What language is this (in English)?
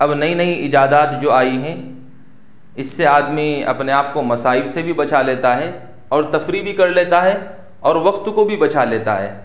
Urdu